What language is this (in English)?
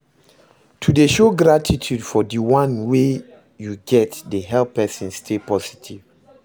Nigerian Pidgin